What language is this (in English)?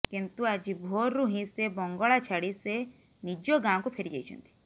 Odia